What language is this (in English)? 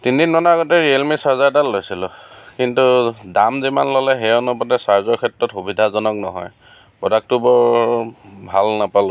Assamese